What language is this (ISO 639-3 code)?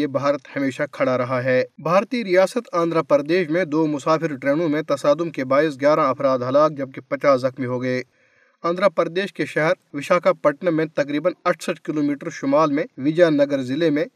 urd